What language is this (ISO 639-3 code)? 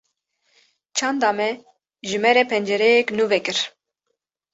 kur